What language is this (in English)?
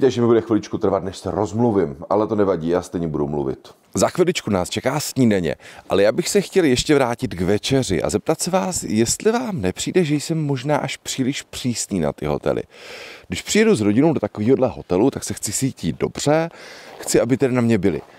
Czech